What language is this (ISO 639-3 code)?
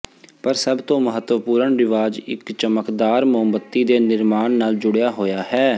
pan